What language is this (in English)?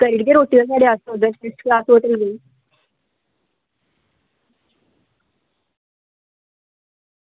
Dogri